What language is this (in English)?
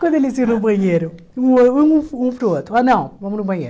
Portuguese